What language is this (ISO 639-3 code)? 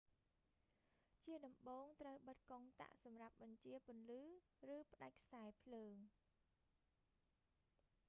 khm